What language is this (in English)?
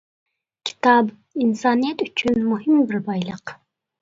Uyghur